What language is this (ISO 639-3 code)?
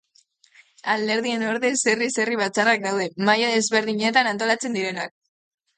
eus